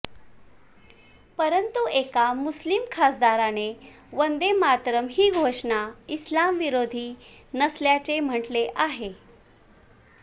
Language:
Marathi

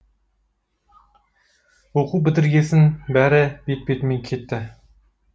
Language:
Kazakh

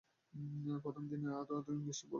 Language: Bangla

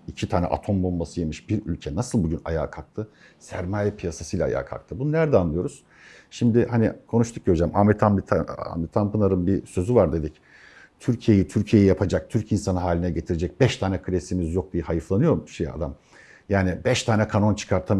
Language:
Turkish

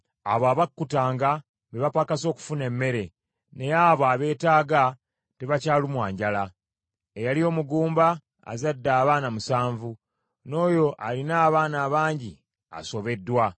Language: Ganda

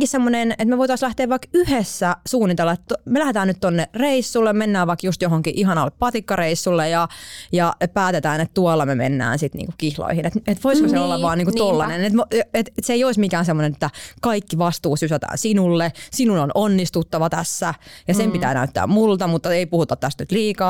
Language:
Finnish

